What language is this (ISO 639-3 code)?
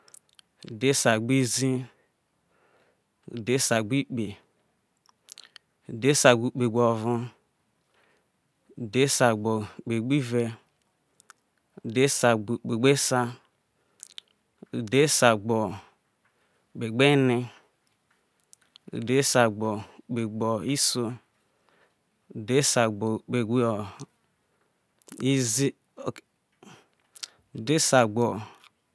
iso